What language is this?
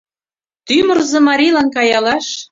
Mari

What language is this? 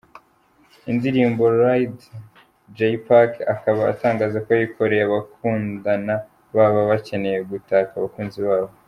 Kinyarwanda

